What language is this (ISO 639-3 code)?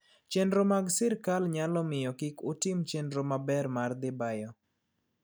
luo